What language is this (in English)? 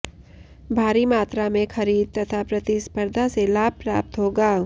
Hindi